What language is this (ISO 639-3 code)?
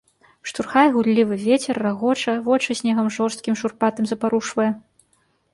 bel